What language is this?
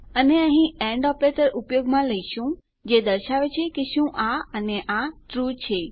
Gujarati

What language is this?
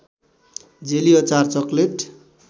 Nepali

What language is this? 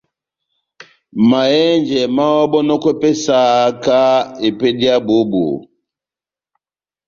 Batanga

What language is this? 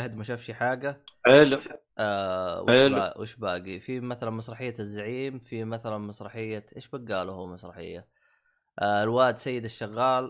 Arabic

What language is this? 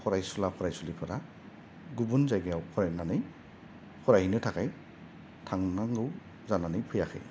Bodo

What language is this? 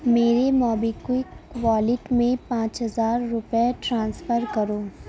Urdu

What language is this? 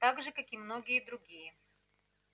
Russian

